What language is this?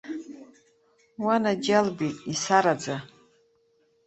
Abkhazian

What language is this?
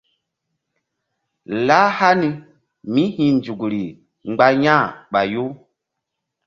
Mbum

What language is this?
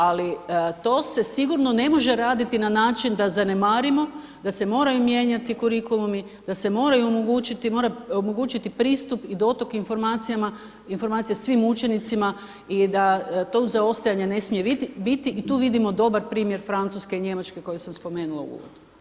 Croatian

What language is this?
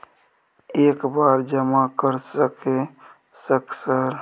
Maithili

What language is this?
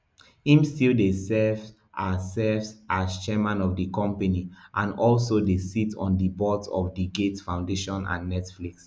Nigerian Pidgin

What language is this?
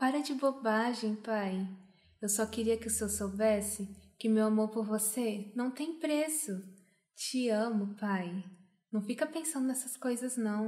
Portuguese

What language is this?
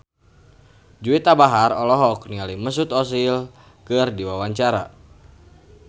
Sundanese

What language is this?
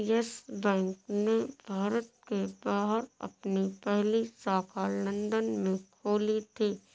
Hindi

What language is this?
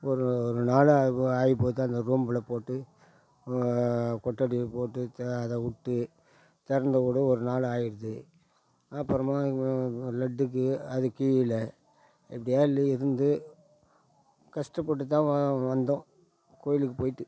Tamil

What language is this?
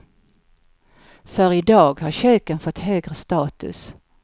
Swedish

